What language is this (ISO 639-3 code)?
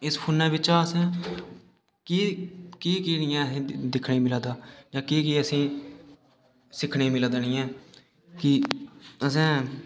doi